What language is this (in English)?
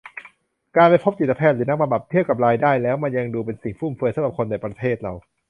Thai